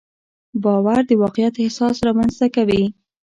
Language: Pashto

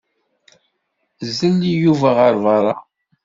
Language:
Kabyle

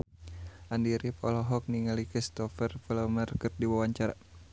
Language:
Sundanese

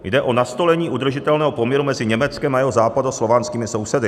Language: Czech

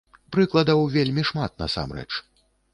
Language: Belarusian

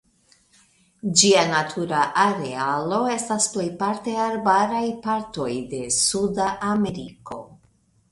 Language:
Esperanto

